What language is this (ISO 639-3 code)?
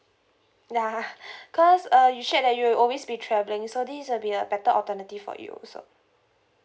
eng